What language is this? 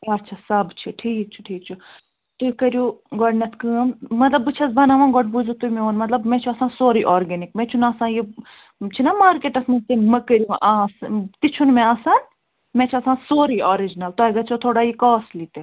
Kashmiri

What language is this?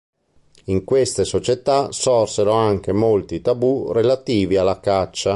Italian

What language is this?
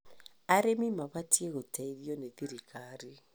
Kikuyu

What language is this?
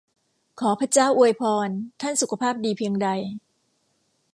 Thai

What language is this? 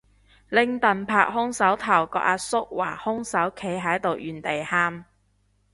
Cantonese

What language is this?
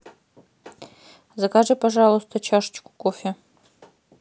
Russian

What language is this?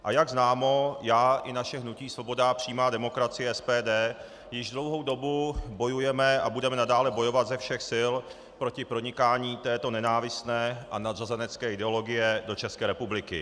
Czech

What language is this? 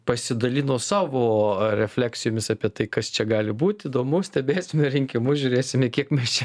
Lithuanian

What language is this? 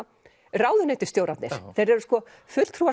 Icelandic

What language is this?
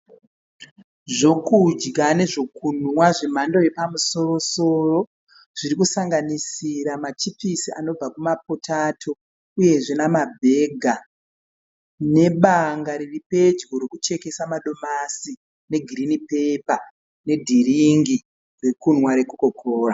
Shona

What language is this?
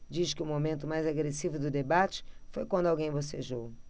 Portuguese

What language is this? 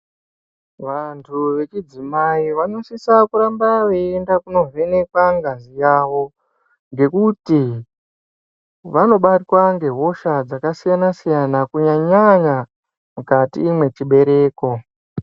Ndau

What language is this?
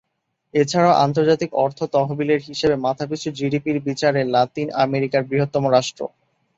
Bangla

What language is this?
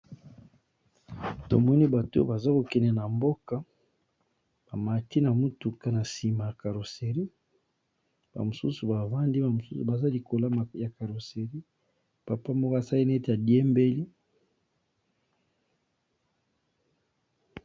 Lingala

